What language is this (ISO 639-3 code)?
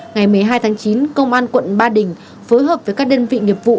vie